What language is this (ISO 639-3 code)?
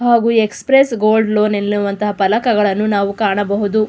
kan